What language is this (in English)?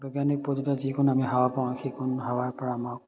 Assamese